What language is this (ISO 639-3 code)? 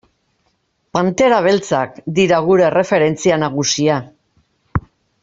eus